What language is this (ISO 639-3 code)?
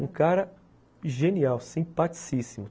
por